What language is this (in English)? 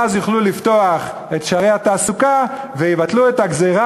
Hebrew